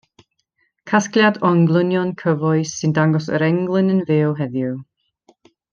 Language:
Welsh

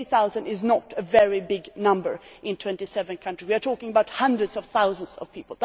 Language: English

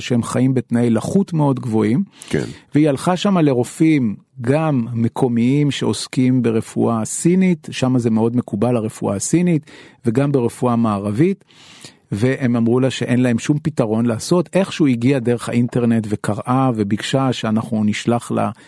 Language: Hebrew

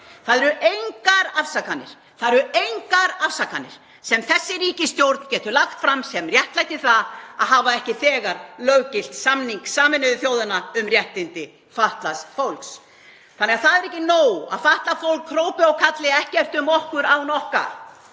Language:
Icelandic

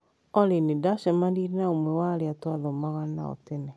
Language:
Kikuyu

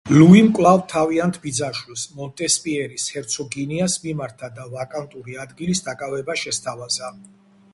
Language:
Georgian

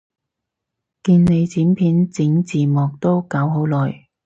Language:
Cantonese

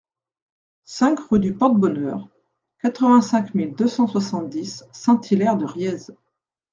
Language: French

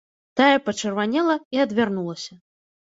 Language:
Belarusian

